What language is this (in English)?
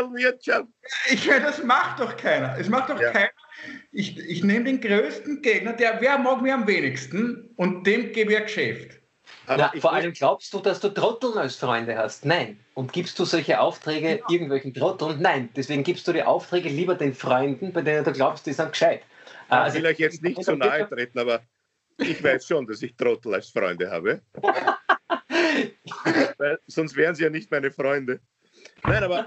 German